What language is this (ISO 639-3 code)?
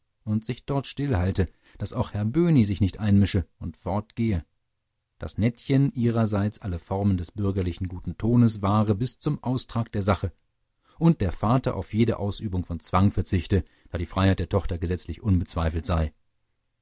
deu